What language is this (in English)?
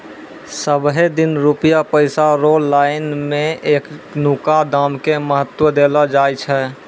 Maithili